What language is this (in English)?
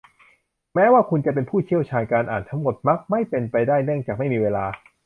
Thai